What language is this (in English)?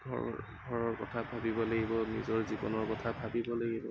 Assamese